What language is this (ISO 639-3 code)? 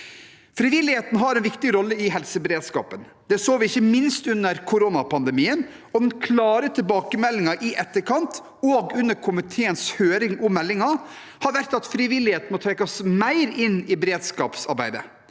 nor